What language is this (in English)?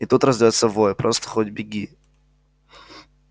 Russian